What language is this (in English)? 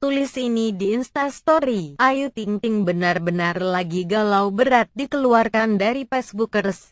Indonesian